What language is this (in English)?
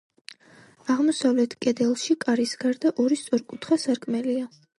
Georgian